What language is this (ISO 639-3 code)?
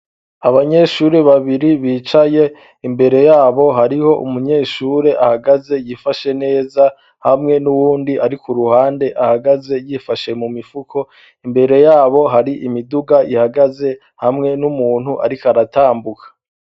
run